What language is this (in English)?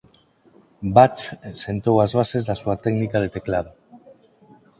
Galician